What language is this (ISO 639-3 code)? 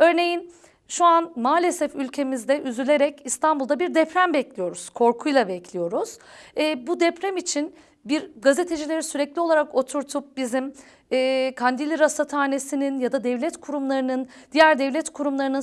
tur